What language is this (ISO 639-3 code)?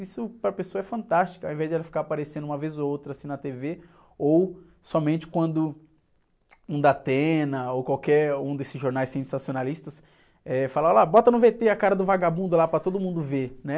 por